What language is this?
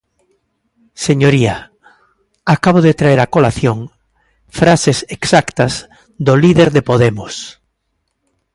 Galician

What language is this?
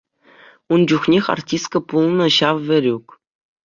Chuvash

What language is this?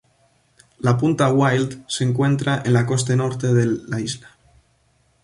Spanish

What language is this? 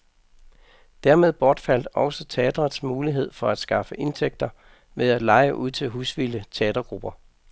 Danish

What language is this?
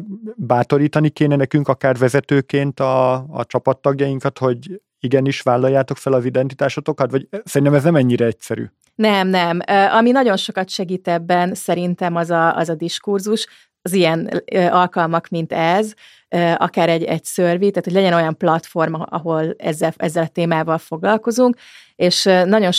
Hungarian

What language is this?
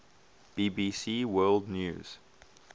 English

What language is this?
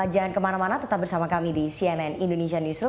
Indonesian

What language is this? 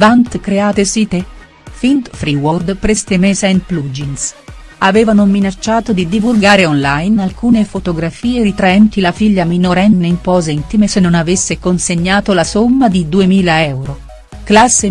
Italian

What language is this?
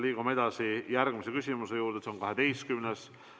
Estonian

